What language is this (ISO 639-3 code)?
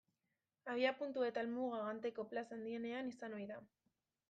eus